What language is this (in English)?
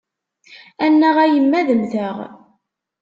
Kabyle